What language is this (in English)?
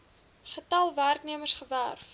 Afrikaans